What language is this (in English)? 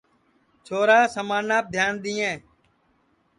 Sansi